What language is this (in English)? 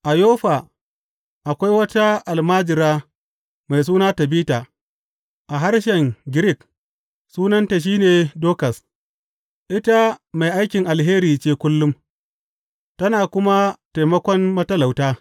Hausa